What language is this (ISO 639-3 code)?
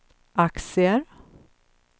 swe